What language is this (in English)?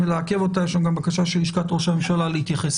Hebrew